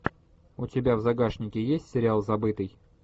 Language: Russian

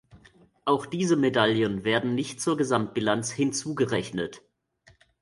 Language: German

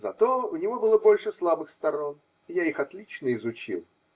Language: Russian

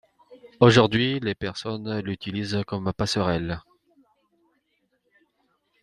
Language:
French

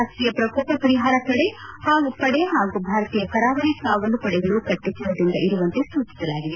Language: Kannada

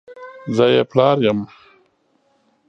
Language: Pashto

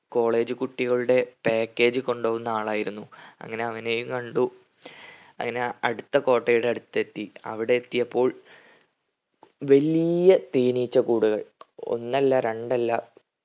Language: Malayalam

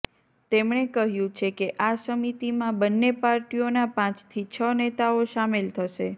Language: Gujarati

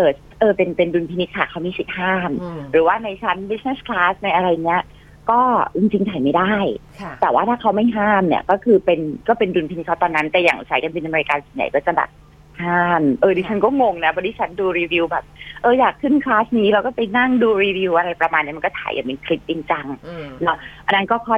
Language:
Thai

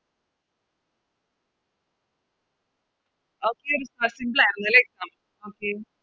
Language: Malayalam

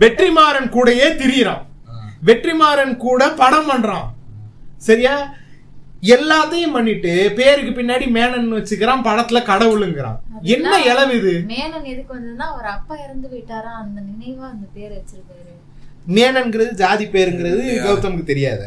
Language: Tamil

